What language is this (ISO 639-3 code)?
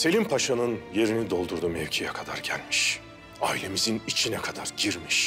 tur